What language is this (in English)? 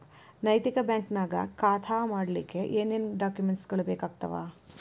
Kannada